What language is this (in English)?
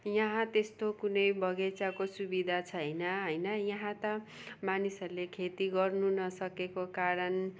Nepali